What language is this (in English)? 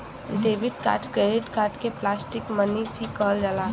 Bhojpuri